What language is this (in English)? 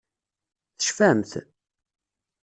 Kabyle